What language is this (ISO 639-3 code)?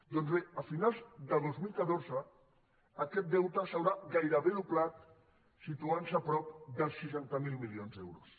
cat